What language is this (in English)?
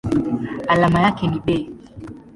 Swahili